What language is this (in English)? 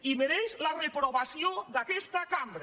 Catalan